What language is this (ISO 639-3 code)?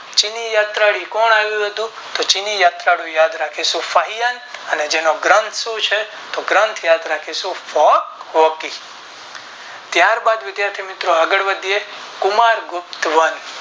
guj